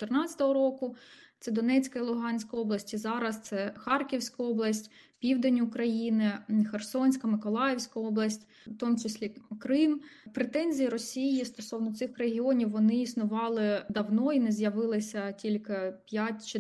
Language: Ukrainian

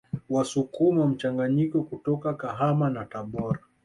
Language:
Swahili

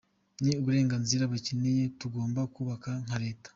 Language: Kinyarwanda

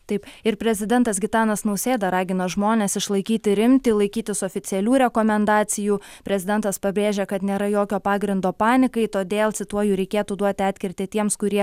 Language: Lithuanian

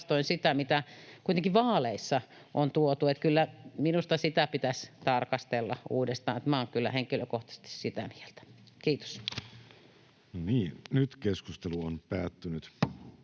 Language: Finnish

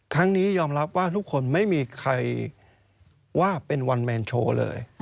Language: Thai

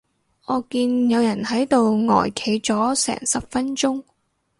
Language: Cantonese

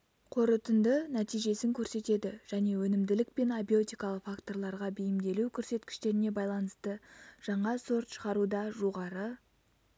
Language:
Kazakh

